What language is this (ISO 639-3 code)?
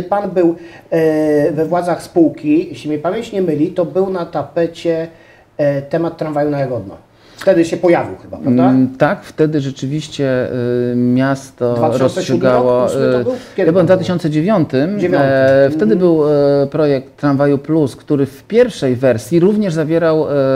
pol